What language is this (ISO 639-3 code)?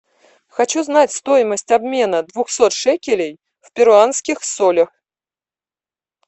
rus